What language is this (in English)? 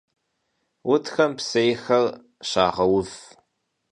Kabardian